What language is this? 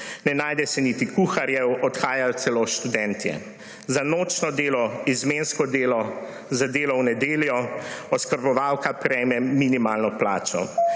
Slovenian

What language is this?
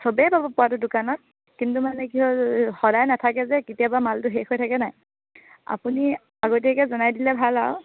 Assamese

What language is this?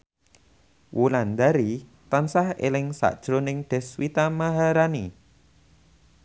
Javanese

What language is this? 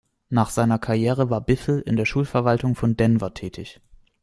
German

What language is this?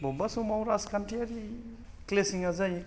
Bodo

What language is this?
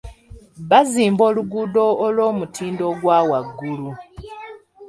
Ganda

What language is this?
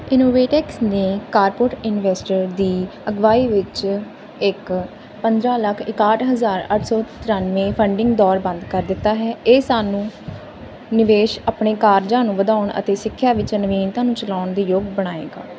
Punjabi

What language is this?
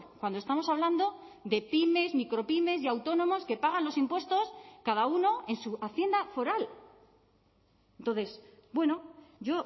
Spanish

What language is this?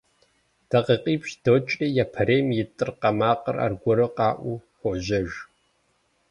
Kabardian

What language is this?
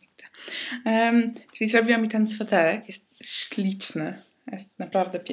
Polish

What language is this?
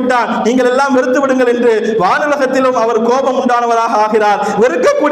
Arabic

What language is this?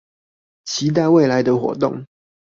Chinese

